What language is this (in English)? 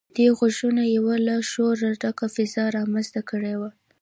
Pashto